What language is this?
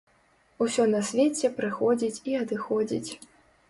Belarusian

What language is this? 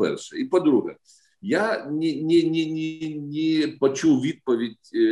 Ukrainian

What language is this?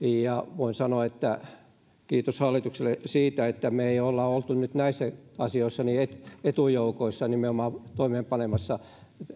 Finnish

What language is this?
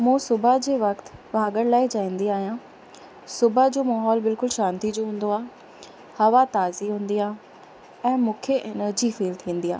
Sindhi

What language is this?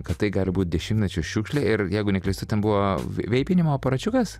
Lithuanian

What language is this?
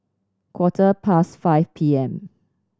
English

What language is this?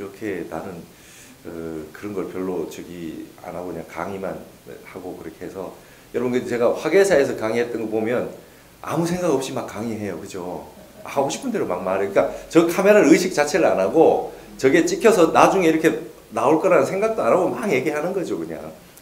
Korean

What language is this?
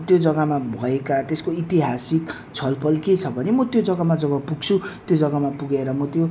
Nepali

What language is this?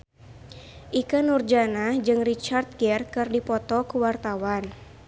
Sundanese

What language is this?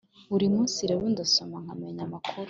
Kinyarwanda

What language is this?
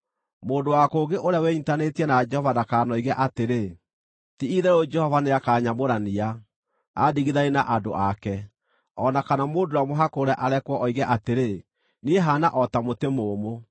Kikuyu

